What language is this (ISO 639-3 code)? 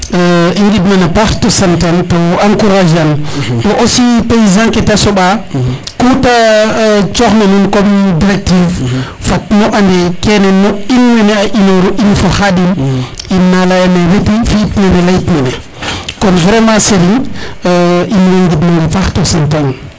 srr